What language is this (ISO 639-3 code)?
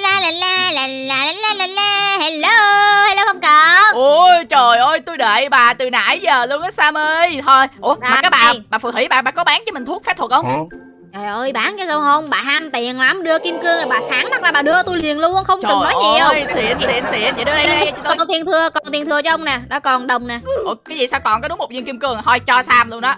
vie